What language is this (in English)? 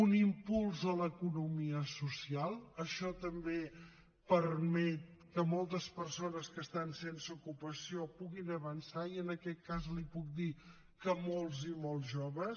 Catalan